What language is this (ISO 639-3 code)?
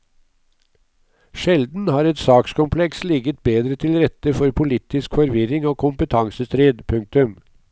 nor